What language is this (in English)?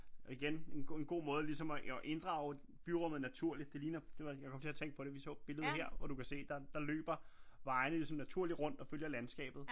Danish